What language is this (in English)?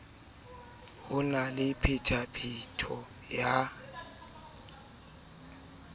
Southern Sotho